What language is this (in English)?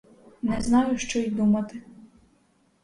Ukrainian